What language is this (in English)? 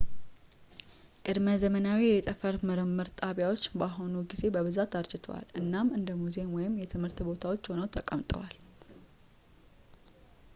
Amharic